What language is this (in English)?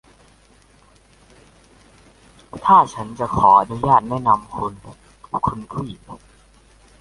Thai